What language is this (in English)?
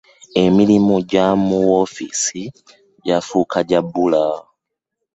Ganda